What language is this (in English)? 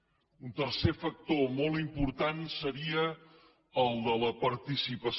Catalan